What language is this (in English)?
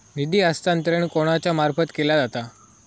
Marathi